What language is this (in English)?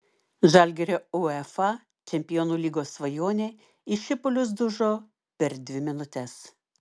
Lithuanian